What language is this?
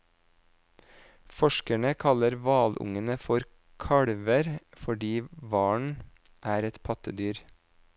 Norwegian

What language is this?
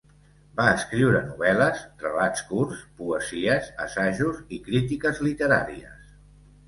Catalan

